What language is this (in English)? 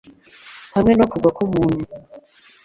Kinyarwanda